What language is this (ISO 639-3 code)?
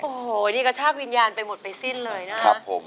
tha